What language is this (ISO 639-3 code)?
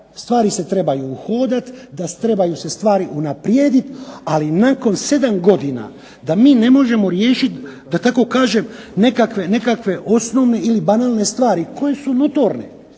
hrv